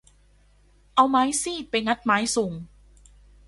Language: Thai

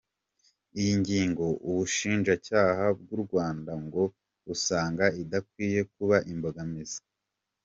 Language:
Kinyarwanda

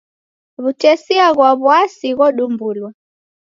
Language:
Taita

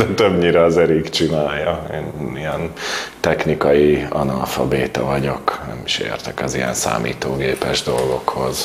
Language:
Hungarian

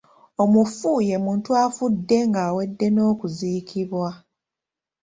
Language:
Ganda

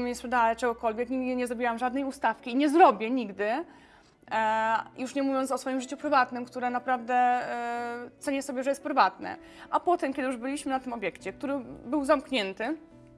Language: Polish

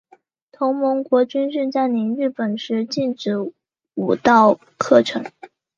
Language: Chinese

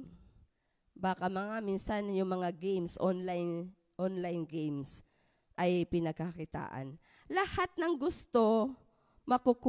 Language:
Filipino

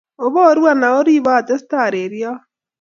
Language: Kalenjin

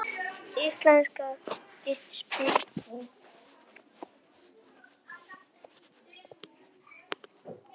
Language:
Icelandic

